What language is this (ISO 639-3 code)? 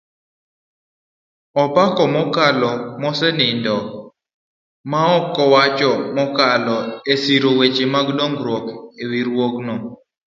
luo